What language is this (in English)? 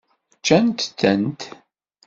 Kabyle